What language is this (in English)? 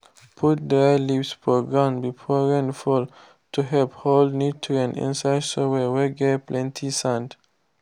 Nigerian Pidgin